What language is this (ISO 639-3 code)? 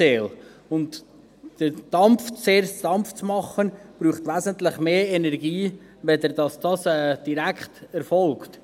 gsw